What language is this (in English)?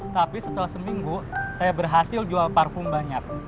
Indonesian